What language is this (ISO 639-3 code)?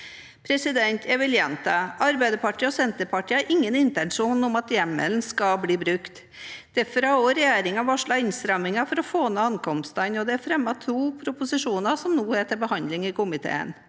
nor